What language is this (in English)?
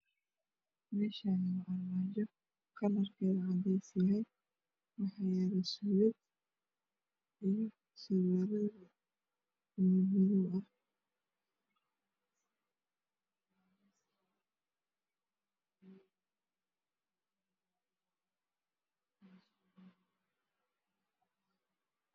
Somali